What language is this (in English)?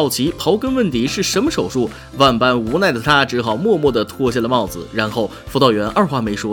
Chinese